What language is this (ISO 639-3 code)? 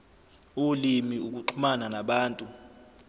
zul